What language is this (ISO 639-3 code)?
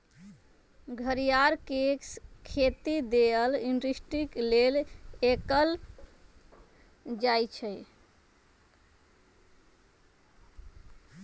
mag